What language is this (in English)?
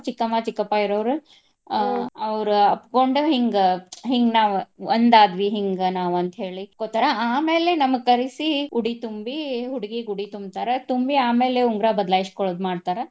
Kannada